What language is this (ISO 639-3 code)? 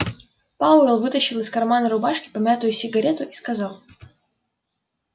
rus